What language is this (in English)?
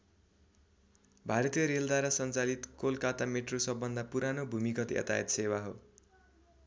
Nepali